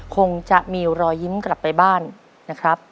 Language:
Thai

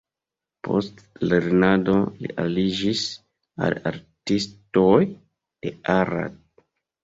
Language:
Esperanto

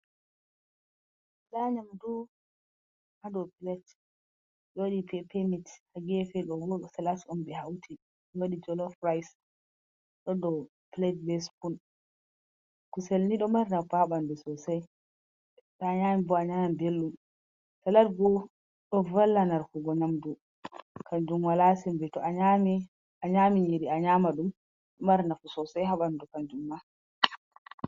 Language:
Fula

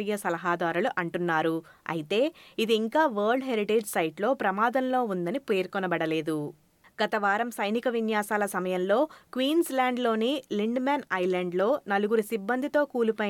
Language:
Telugu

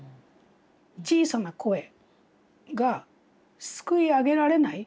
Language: Japanese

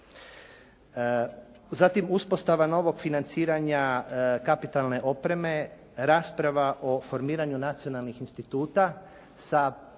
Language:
Croatian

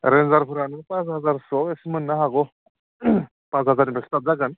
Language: Bodo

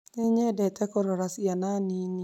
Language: Kikuyu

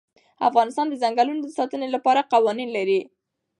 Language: Pashto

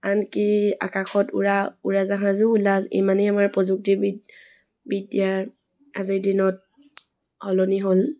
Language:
Assamese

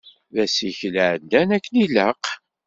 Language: Kabyle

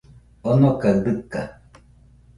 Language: Nüpode Huitoto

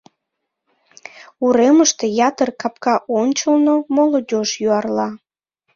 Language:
Mari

